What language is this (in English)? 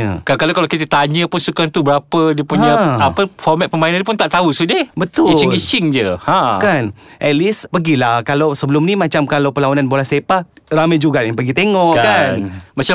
Malay